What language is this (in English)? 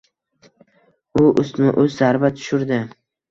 Uzbek